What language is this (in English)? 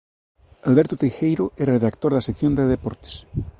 Galician